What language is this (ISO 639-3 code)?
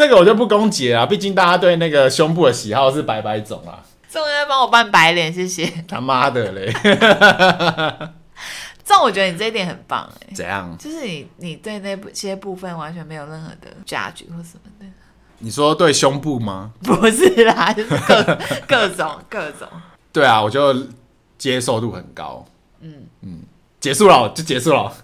zho